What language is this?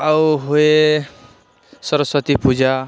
Odia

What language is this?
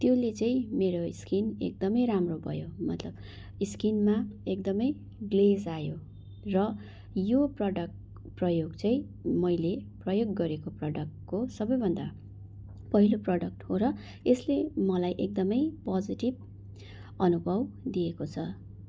Nepali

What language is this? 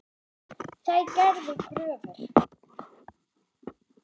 Icelandic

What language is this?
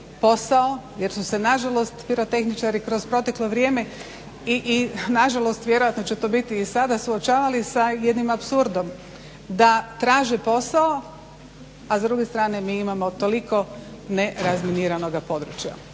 Croatian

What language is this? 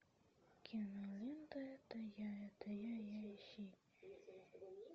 Russian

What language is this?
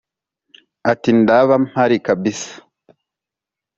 Kinyarwanda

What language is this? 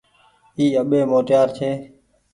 Goaria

